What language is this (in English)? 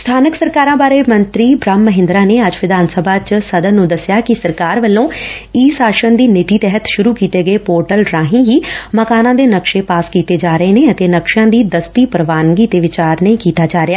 Punjabi